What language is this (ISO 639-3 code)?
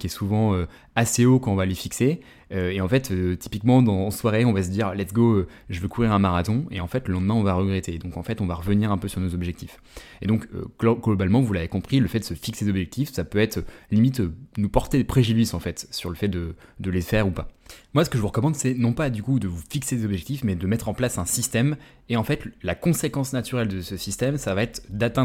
fra